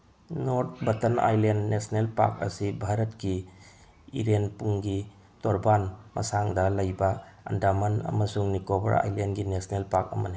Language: Manipuri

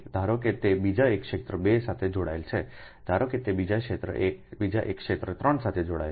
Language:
Gujarati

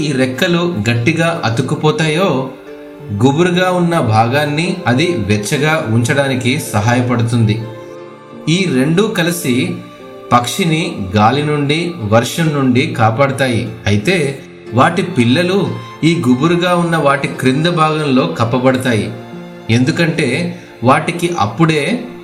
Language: Telugu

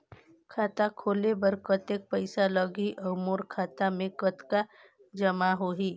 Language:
Chhattisgarhi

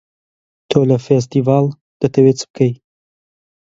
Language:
Central Kurdish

